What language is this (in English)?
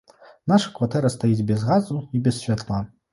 Belarusian